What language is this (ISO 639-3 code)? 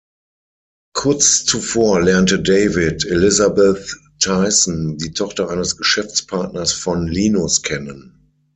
deu